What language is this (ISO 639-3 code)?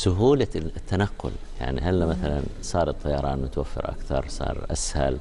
ara